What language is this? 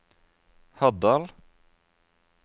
Norwegian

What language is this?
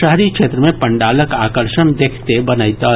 Maithili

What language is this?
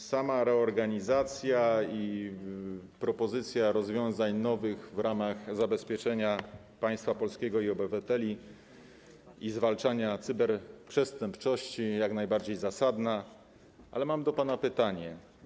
Polish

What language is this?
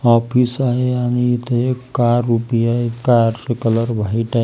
Marathi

